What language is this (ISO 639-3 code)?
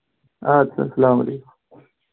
kas